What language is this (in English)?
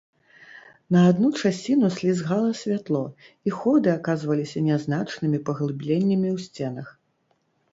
Belarusian